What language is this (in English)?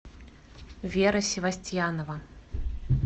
Russian